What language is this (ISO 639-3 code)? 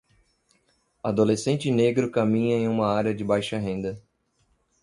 por